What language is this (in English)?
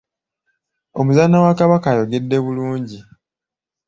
Ganda